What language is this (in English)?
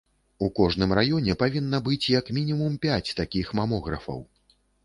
Belarusian